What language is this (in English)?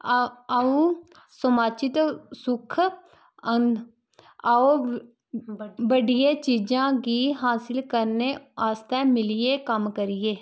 Dogri